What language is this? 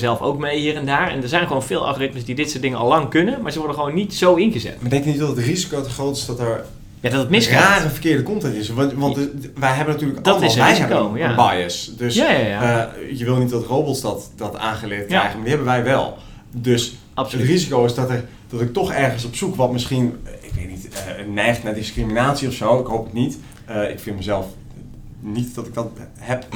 Dutch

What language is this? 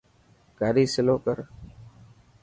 Dhatki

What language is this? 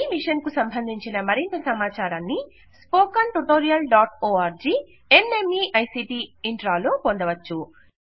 Telugu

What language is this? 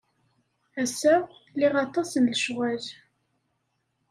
Kabyle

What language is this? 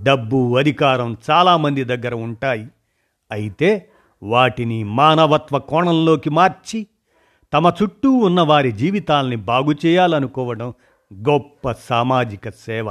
Telugu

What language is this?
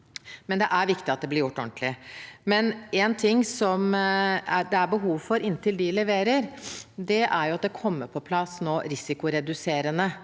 Norwegian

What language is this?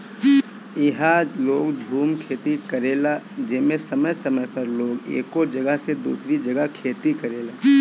Bhojpuri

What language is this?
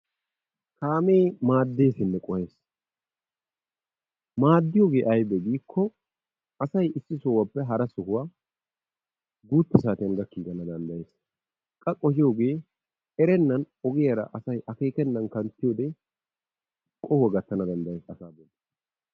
Wolaytta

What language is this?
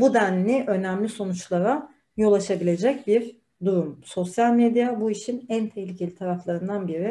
Turkish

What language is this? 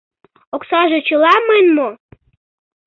Mari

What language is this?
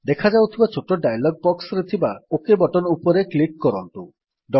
Odia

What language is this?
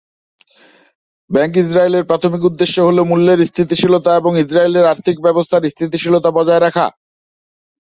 Bangla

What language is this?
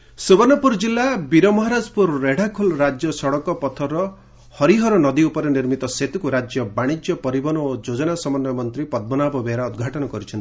Odia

